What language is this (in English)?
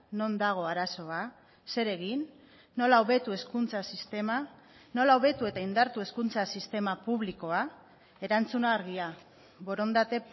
Basque